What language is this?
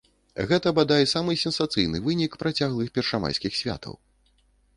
Belarusian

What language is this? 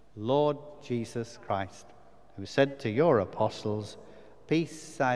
English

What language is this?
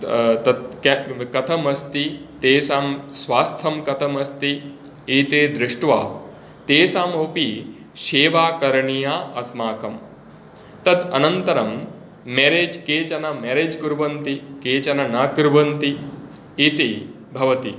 Sanskrit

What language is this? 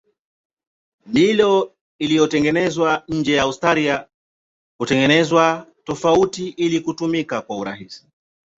Swahili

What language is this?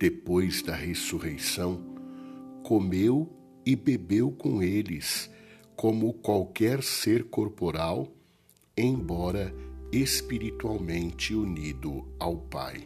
Portuguese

